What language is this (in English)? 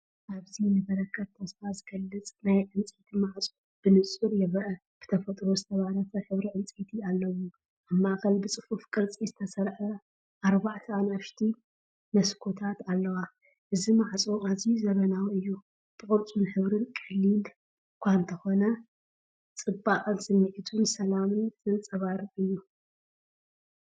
Tigrinya